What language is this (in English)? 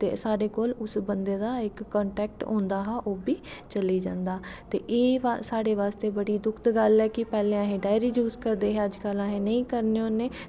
Dogri